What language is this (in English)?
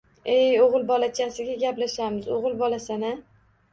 Uzbek